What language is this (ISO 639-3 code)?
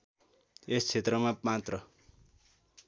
nep